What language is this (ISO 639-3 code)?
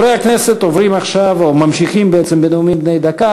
heb